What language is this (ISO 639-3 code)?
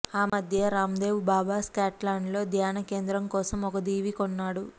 tel